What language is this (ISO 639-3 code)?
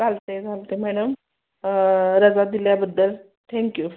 mar